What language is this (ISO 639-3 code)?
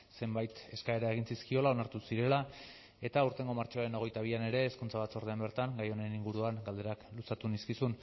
eus